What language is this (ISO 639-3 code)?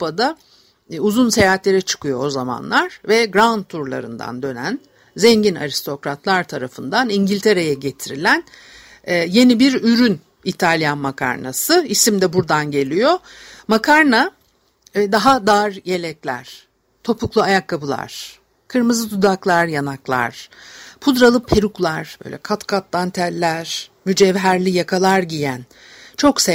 tur